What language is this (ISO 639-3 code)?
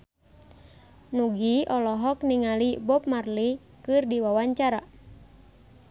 sun